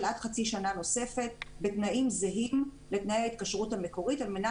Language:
Hebrew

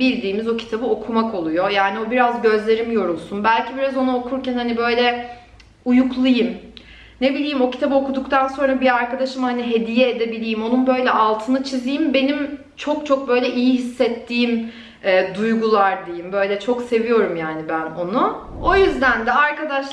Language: Turkish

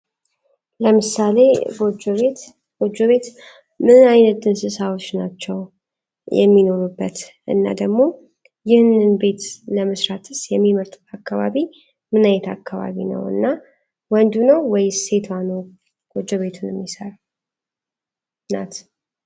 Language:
Amharic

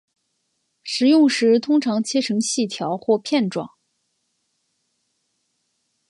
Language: Chinese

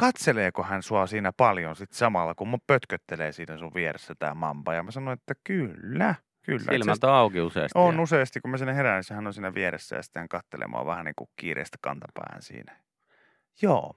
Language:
Finnish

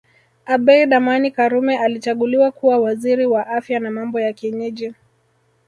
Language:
Swahili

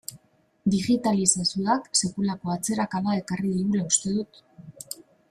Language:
Basque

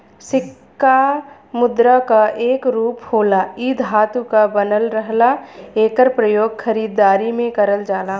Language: Bhojpuri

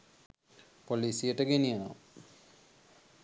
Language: Sinhala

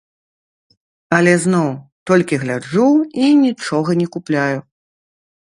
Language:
Belarusian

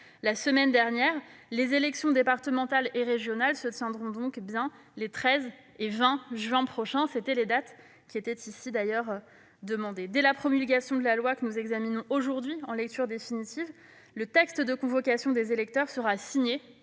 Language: French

